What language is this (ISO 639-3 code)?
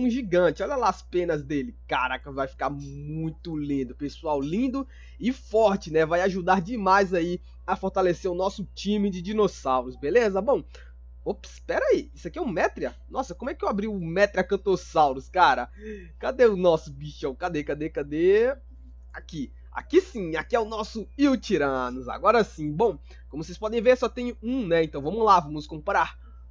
por